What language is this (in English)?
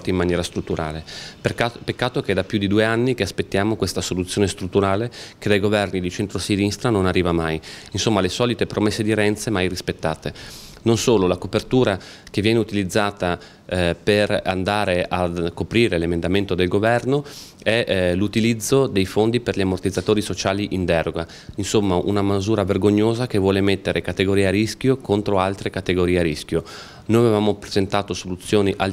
Italian